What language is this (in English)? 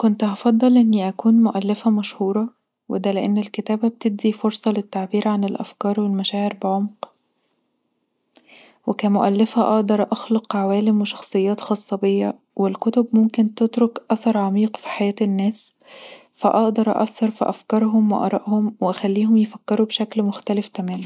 Egyptian Arabic